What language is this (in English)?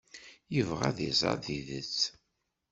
Kabyle